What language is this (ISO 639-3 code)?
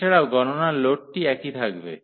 ben